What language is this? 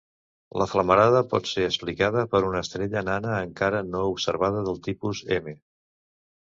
Catalan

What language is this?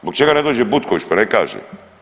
Croatian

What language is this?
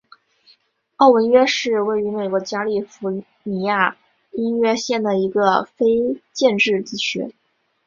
Chinese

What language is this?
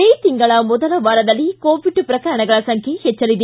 Kannada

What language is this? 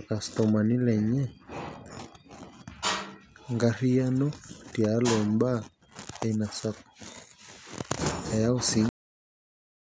Masai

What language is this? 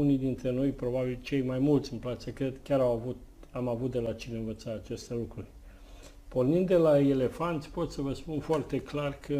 Romanian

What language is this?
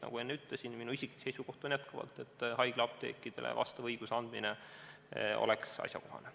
Estonian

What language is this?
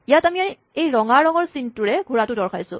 Assamese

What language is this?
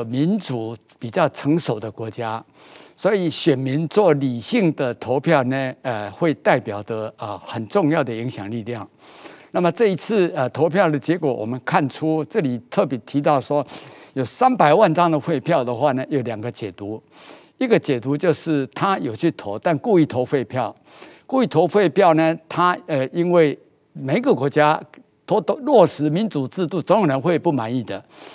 Chinese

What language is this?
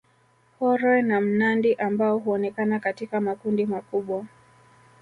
Swahili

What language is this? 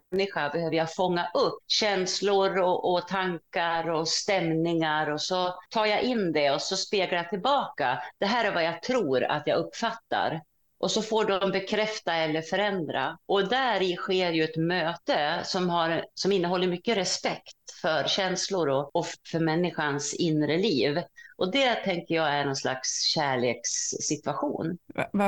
Swedish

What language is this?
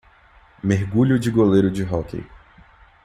Portuguese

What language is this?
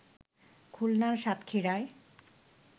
Bangla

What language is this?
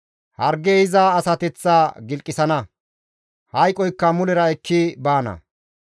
Gamo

